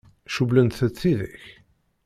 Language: Kabyle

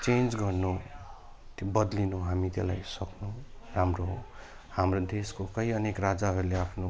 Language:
Nepali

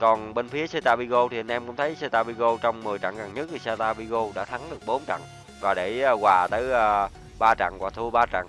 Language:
Vietnamese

